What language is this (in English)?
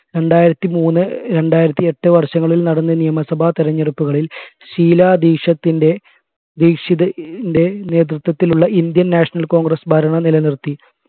Malayalam